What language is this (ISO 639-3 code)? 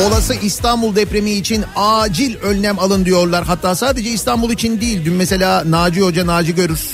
tur